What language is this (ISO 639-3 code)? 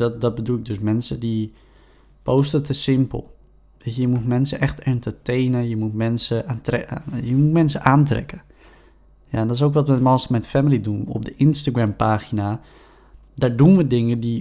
nld